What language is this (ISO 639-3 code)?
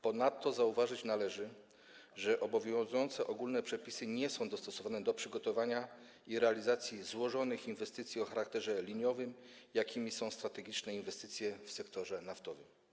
pol